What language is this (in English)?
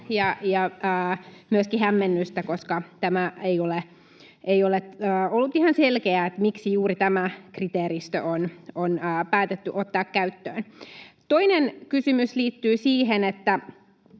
Finnish